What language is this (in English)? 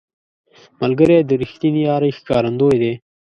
Pashto